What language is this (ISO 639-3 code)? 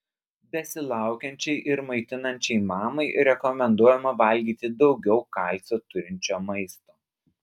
lit